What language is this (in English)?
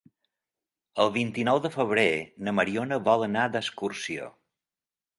Catalan